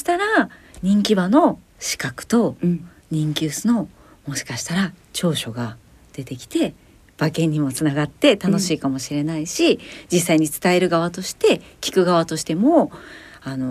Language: Japanese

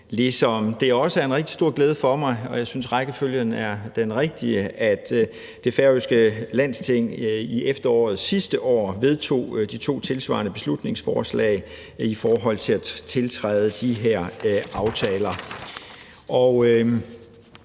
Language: Danish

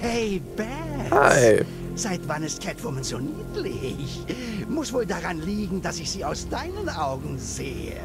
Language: German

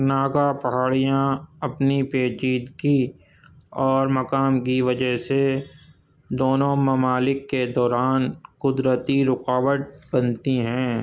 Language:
Urdu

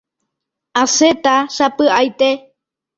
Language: Guarani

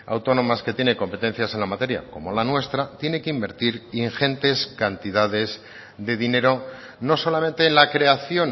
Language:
Spanish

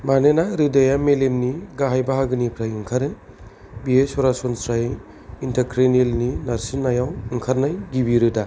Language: Bodo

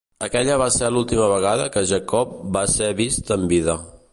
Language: Catalan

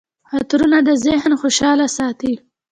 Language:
Pashto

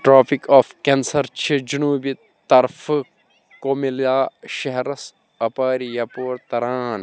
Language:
Kashmiri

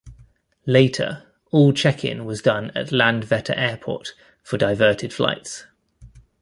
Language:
English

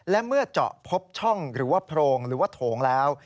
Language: Thai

